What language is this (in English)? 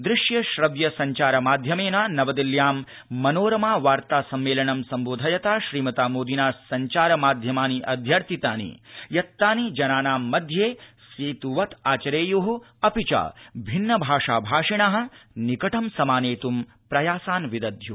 Sanskrit